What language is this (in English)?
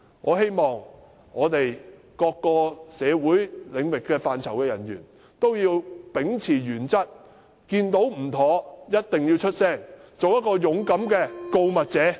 Cantonese